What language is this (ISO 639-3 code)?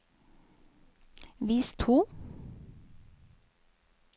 nor